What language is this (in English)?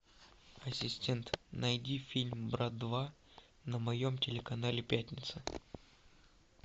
Russian